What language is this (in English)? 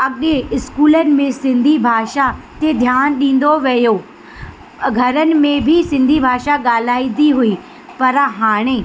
Sindhi